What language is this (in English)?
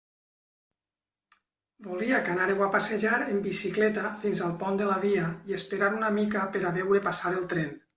Catalan